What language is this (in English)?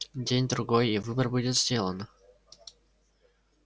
Russian